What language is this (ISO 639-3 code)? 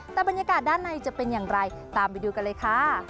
tha